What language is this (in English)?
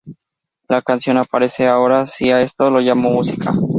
Spanish